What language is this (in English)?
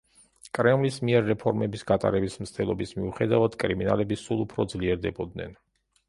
Georgian